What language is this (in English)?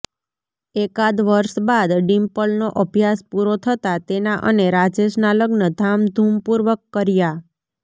Gujarati